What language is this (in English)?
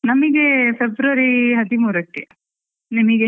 Kannada